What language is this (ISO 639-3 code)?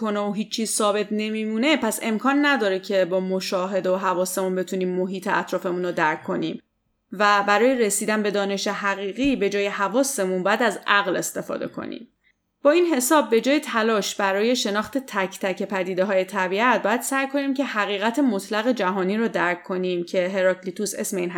fas